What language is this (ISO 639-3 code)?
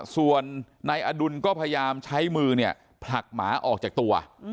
tha